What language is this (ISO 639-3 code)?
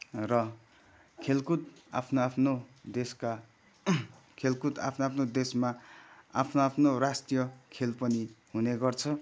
nep